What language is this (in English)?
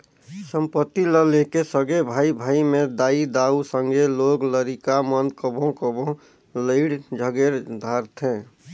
Chhattisgarhi